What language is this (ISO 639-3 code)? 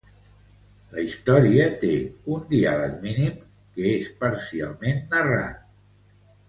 cat